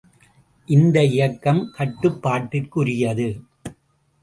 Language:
Tamil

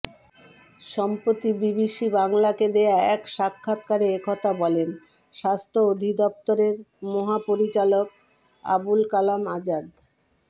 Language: Bangla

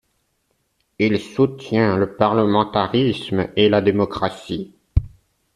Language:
French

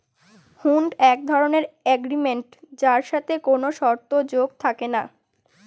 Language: Bangla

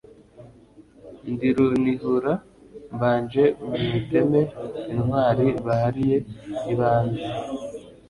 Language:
Kinyarwanda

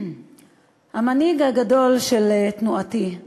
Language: Hebrew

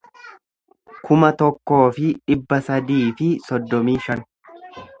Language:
Oromo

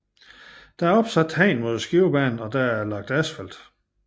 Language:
Danish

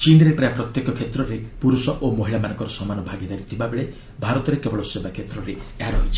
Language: Odia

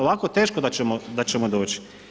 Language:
Croatian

